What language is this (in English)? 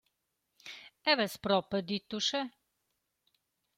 Romansh